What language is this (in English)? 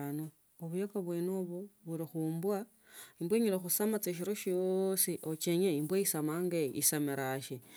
Tsotso